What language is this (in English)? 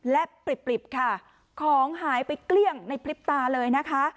Thai